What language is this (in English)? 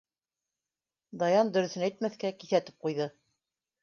Bashkir